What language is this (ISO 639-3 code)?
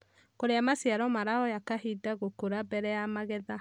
kik